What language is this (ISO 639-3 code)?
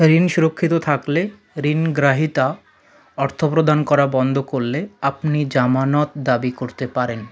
ben